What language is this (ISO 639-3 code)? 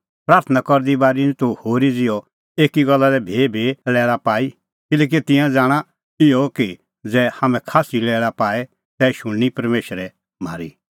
kfx